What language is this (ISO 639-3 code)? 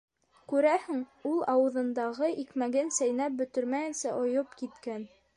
bak